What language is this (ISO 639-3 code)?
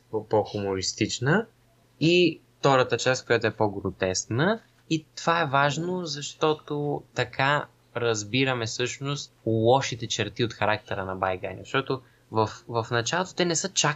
bul